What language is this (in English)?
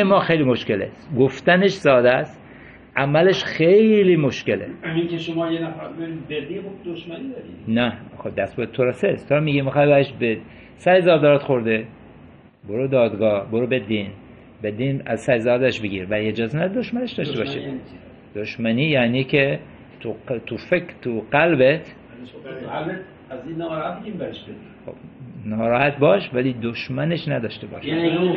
Persian